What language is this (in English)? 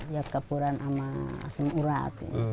Indonesian